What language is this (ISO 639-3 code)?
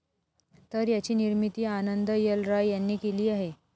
mar